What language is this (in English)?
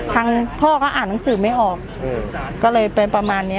Thai